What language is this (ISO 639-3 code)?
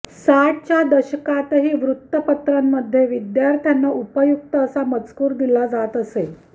mar